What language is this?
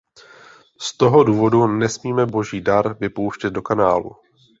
Czech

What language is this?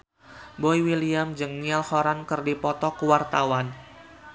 Sundanese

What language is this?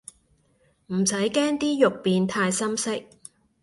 Cantonese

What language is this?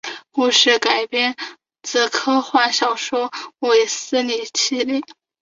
Chinese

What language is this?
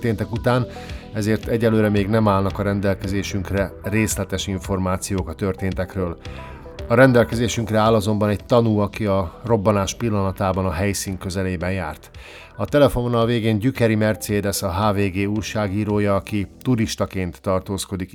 Hungarian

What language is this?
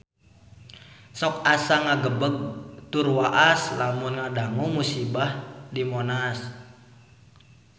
Sundanese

